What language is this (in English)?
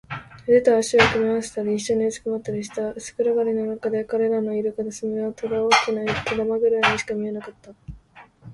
Japanese